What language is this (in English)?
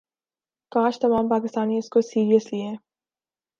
Urdu